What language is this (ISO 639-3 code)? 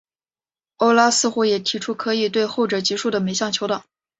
zho